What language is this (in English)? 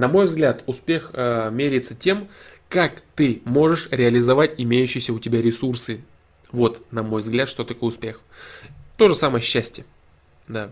Russian